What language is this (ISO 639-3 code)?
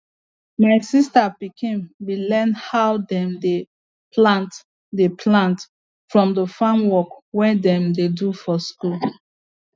pcm